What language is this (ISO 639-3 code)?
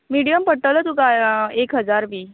kok